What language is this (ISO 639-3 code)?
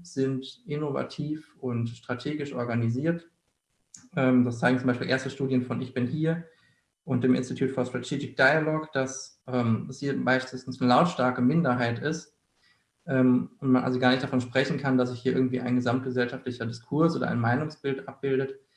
deu